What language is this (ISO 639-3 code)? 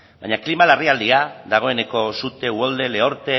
eus